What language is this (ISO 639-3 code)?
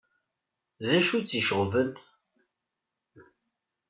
kab